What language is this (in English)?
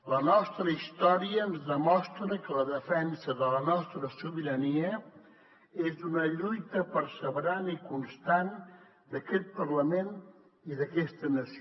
Catalan